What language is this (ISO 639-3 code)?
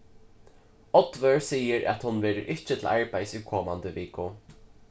fao